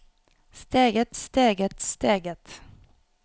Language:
Norwegian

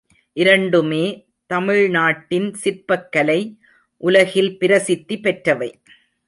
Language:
Tamil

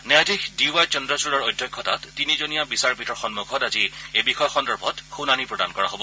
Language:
Assamese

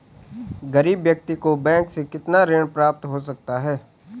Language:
Hindi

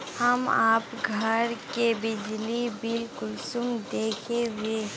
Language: Magahi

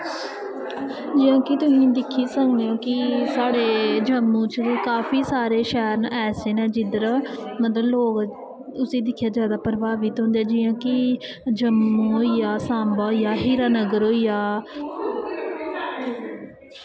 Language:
Dogri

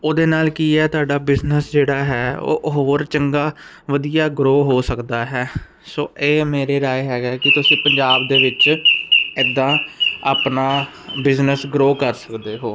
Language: Punjabi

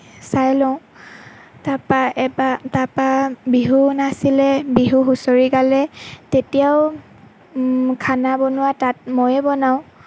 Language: Assamese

